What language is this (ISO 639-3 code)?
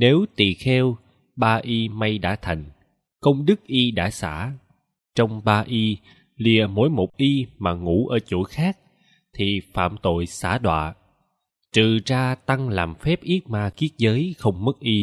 vie